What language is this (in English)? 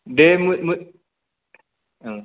Bodo